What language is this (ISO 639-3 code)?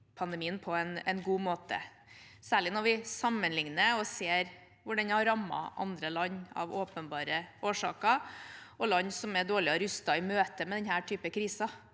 nor